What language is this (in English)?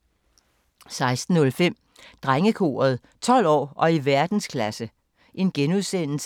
Danish